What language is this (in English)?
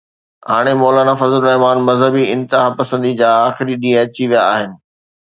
Sindhi